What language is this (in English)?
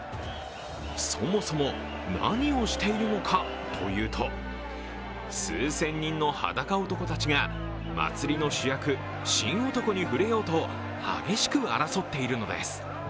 Japanese